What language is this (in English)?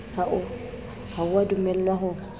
Southern Sotho